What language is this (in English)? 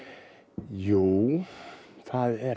Icelandic